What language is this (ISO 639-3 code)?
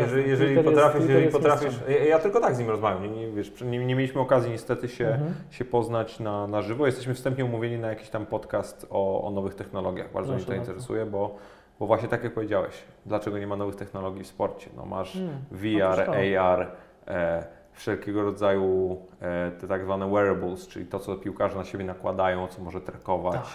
pol